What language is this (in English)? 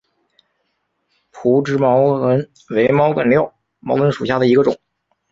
Chinese